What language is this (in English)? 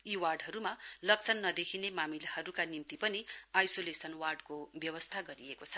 Nepali